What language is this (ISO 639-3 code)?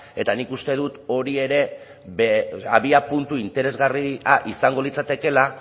eus